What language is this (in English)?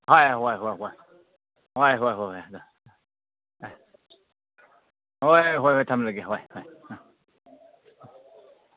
Manipuri